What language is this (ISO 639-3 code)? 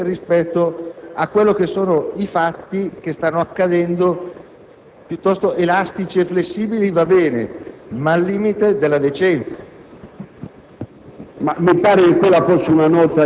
ita